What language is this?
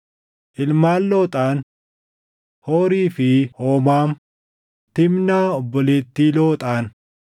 Oromo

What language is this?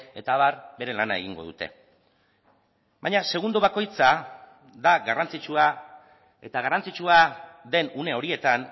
Basque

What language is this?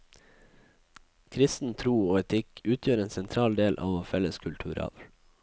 Norwegian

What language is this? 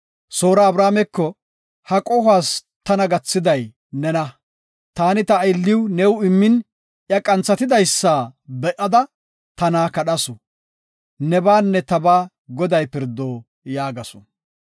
Gofa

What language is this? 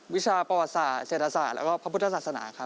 Thai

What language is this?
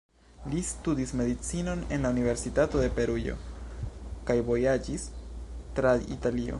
Esperanto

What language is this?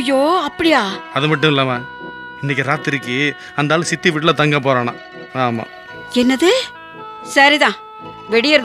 Tamil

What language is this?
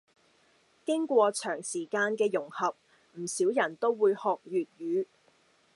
Cantonese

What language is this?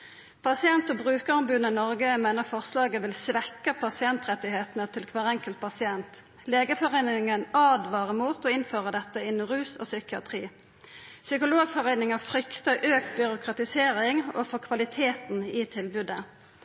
Norwegian Nynorsk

